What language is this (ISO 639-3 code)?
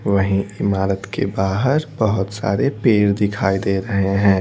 hin